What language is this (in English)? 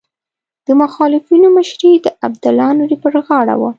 Pashto